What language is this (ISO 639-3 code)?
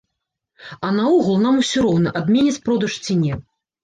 bel